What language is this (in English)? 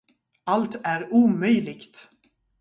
Swedish